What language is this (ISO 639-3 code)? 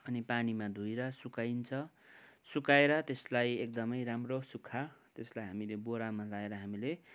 nep